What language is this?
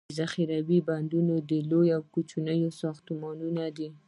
Pashto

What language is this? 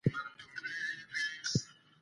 Pashto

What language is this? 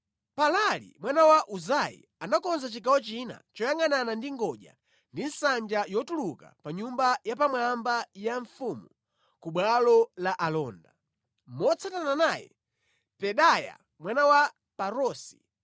Nyanja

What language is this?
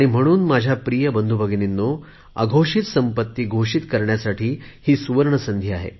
Marathi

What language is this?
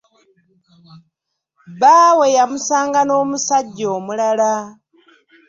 Ganda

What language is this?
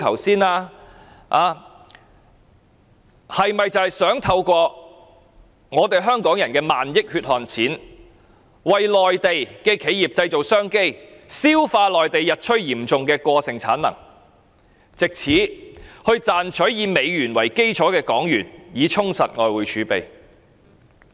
Cantonese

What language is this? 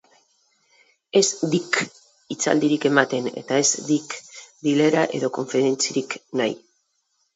Basque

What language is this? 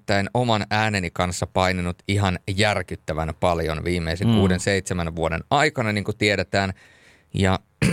Finnish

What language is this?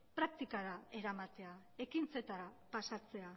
Basque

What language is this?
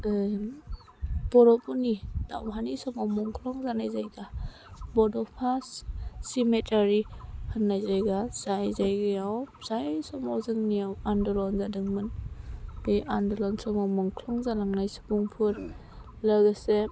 Bodo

